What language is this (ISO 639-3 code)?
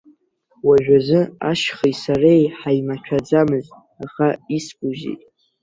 abk